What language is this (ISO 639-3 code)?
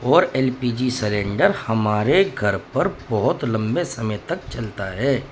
urd